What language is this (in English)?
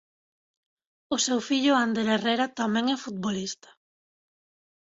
Galician